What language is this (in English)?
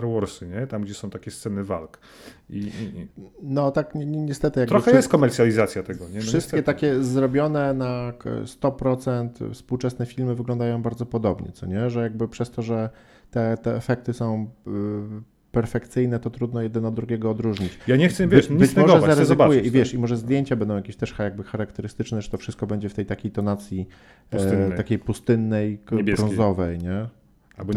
Polish